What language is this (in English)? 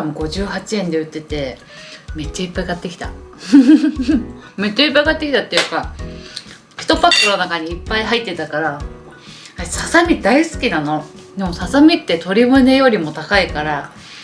Japanese